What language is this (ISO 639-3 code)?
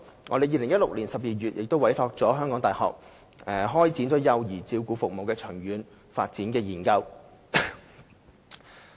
yue